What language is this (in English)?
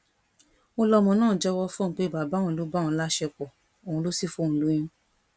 Yoruba